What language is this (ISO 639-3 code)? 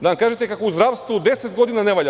srp